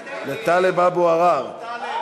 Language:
Hebrew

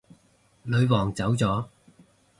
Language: Cantonese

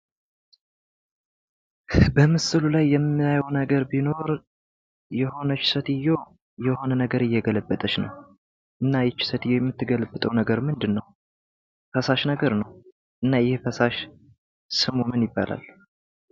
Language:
Amharic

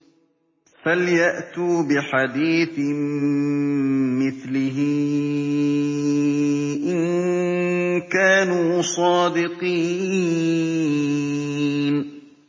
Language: Arabic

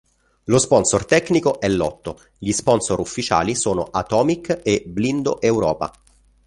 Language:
Italian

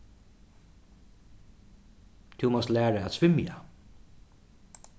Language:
Faroese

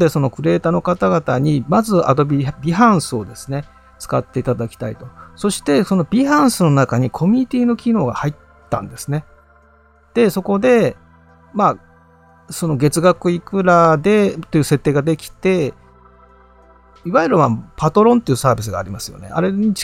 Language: Japanese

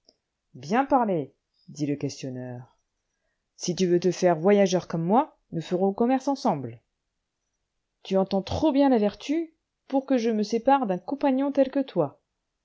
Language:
French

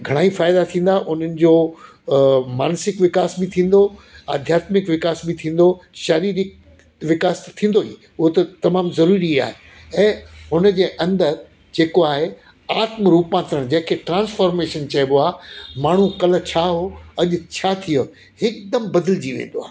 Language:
Sindhi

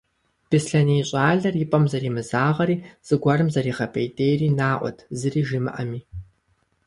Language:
Kabardian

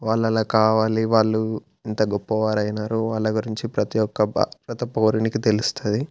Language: Telugu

